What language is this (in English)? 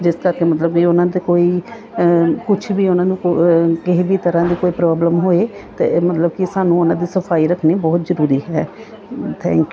Punjabi